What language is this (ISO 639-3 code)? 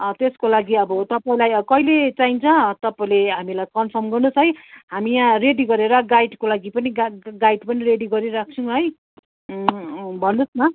nep